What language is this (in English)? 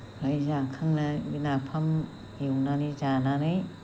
Bodo